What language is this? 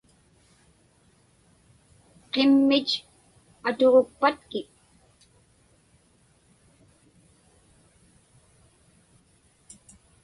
Inupiaq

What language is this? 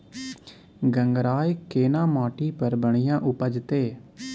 Maithili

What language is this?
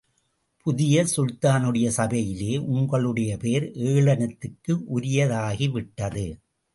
Tamil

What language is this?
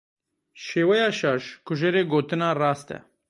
Kurdish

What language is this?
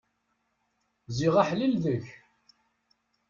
Kabyle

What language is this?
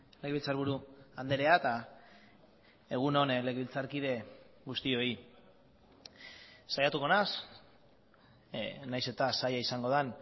Basque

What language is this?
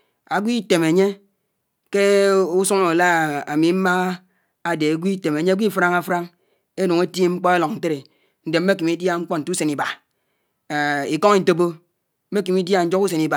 Anaang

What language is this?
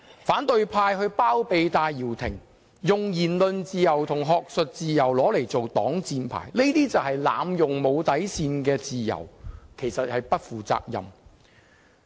Cantonese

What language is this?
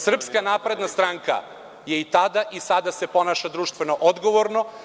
Serbian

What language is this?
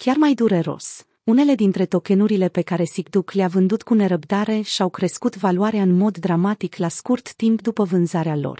Romanian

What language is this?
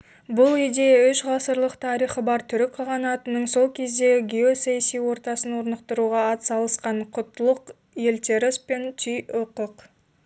Kazakh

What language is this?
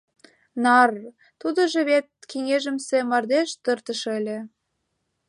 Mari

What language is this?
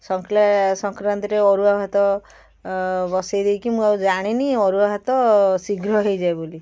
Odia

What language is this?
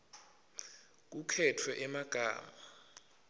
Swati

